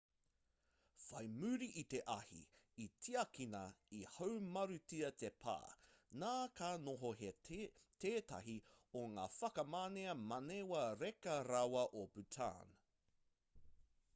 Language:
Māori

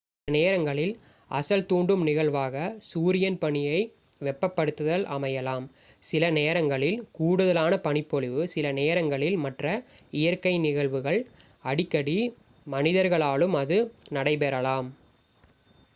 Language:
Tamil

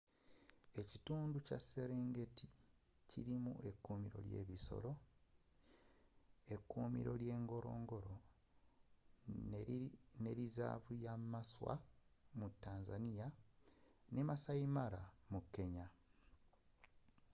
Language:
Ganda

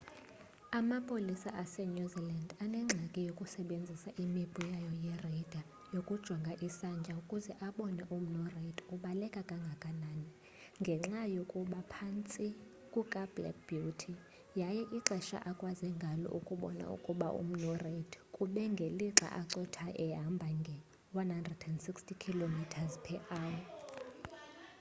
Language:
Xhosa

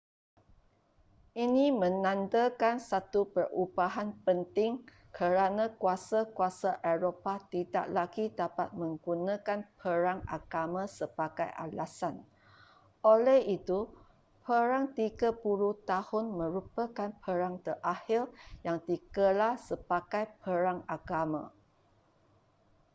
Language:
Malay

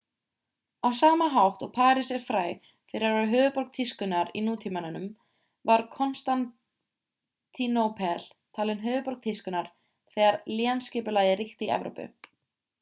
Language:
Icelandic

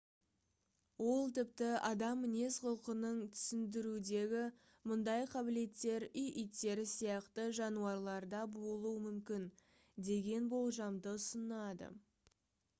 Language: Kazakh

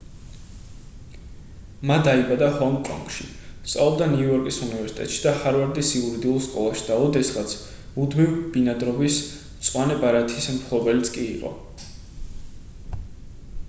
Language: Georgian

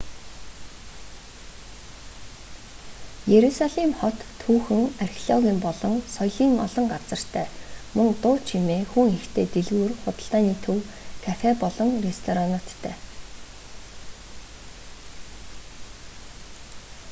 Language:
Mongolian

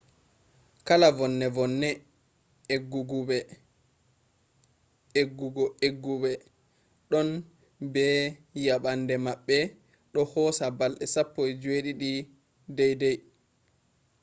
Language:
Fula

